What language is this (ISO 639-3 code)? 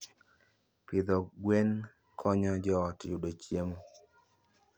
luo